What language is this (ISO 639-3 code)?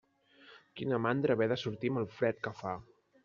cat